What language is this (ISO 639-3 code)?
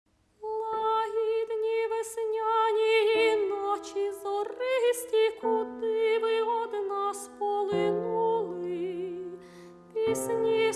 ukr